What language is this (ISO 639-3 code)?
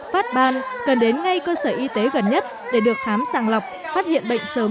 vie